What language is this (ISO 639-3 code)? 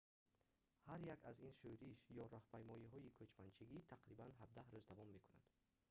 tgk